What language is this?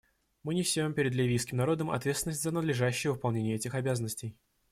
Russian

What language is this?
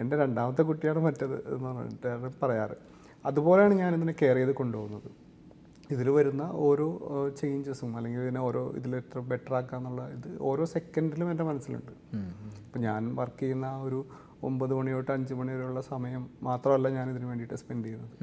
Malayalam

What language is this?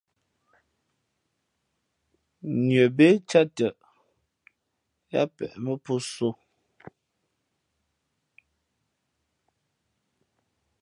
Fe'fe'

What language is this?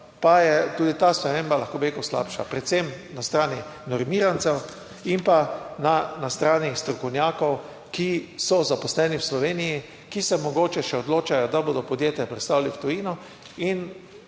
Slovenian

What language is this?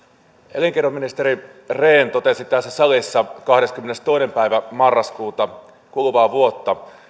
Finnish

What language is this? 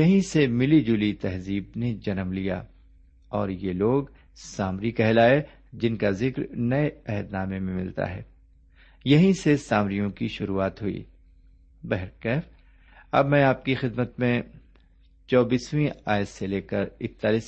Urdu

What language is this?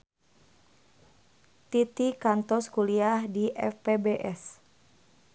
Sundanese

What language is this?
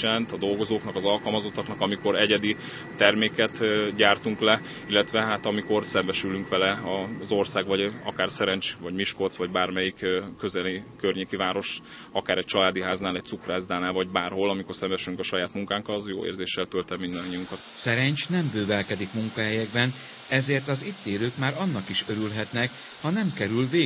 Hungarian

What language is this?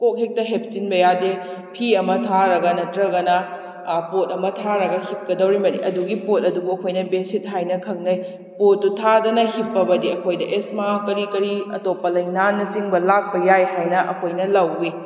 Manipuri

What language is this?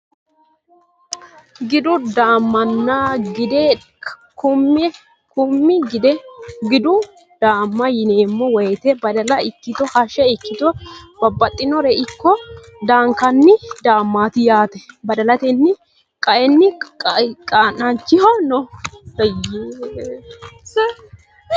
Sidamo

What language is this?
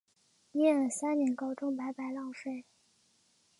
Chinese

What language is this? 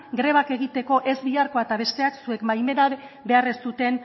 Basque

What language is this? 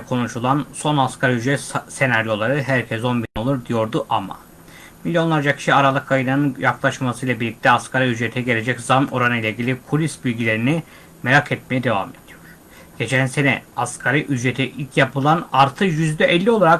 Turkish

